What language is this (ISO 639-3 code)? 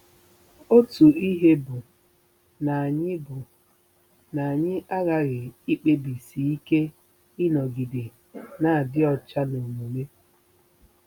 ibo